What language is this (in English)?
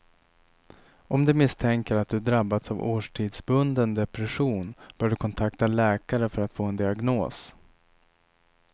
Swedish